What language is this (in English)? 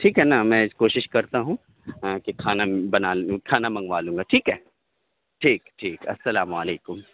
Urdu